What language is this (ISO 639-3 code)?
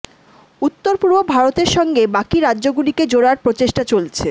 ben